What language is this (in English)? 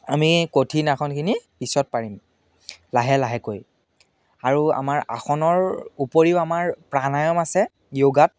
Assamese